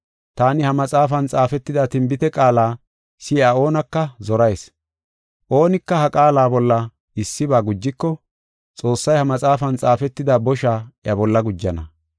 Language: Gofa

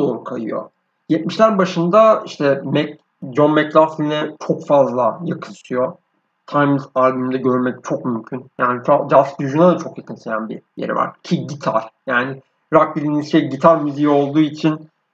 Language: Turkish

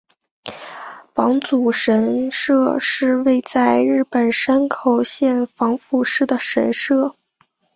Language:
Chinese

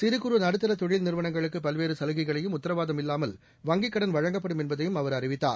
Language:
Tamil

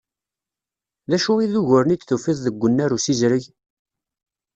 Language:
Kabyle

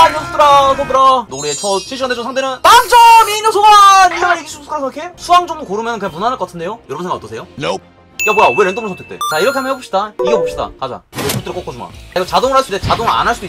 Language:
Korean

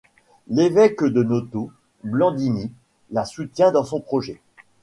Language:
French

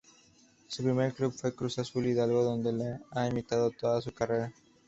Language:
Spanish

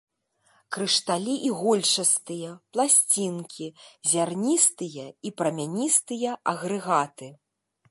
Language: Belarusian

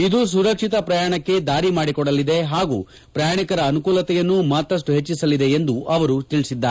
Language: Kannada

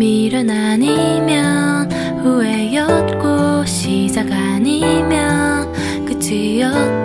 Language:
Korean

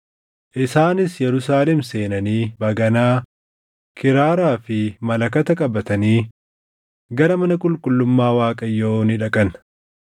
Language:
Oromo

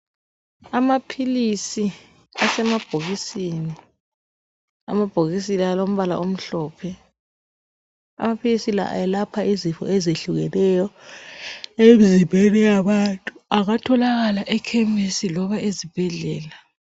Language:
North Ndebele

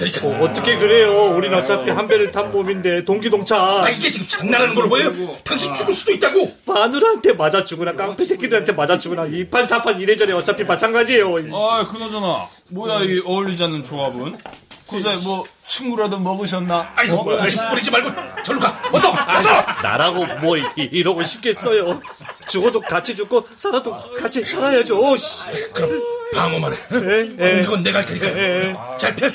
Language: Korean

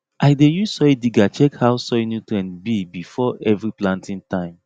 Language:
Nigerian Pidgin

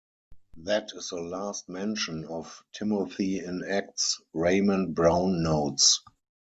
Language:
English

